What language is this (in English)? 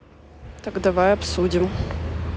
Russian